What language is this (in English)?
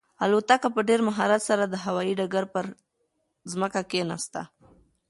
Pashto